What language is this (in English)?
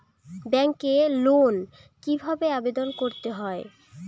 Bangla